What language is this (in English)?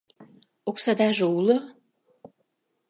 Mari